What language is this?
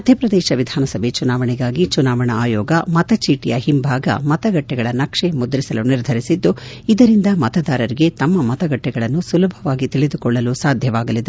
Kannada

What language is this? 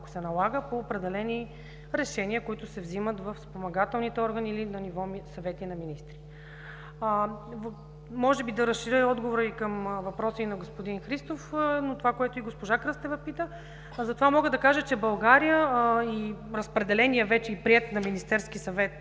Bulgarian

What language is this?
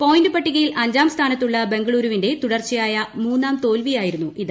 Malayalam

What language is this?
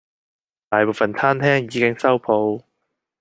Cantonese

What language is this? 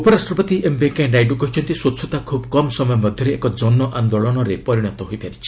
Odia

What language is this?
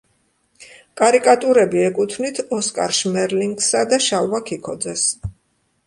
Georgian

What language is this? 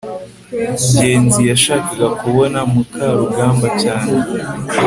Kinyarwanda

